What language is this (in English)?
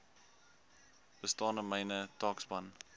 Afrikaans